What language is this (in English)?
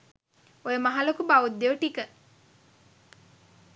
Sinhala